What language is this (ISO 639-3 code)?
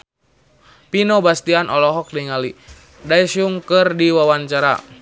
sun